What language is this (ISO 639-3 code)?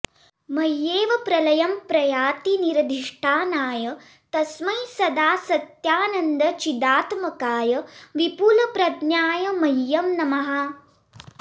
san